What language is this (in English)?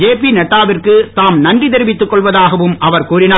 Tamil